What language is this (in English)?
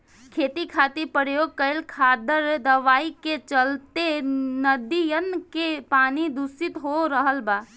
Bhojpuri